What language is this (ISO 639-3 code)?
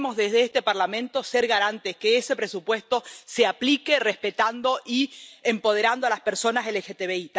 spa